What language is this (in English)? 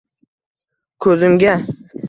Uzbek